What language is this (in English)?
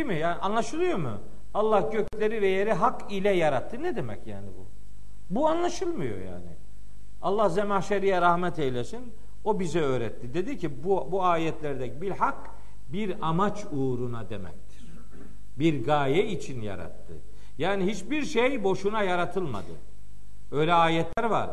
Turkish